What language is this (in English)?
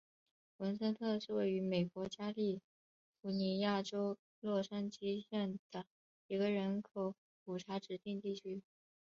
Chinese